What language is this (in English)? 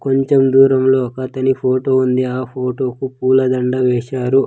Telugu